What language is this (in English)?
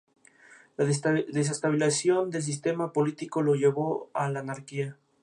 Spanish